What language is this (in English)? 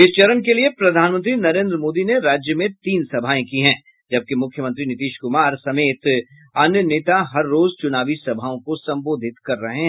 Hindi